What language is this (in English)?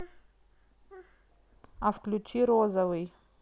Russian